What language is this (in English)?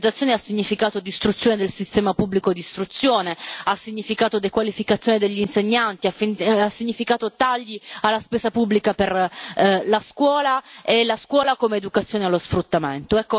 Italian